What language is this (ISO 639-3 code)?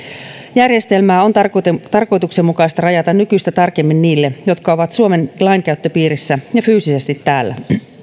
fin